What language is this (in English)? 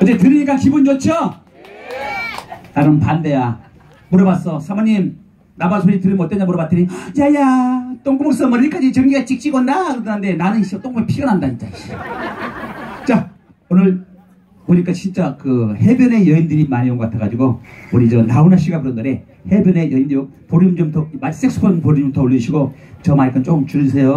Korean